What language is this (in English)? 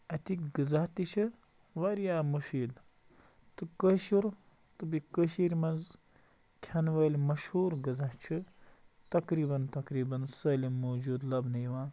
Kashmiri